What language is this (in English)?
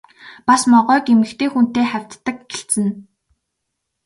Mongolian